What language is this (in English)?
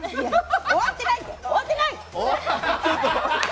Japanese